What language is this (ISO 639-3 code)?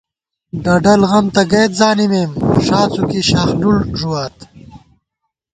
gwt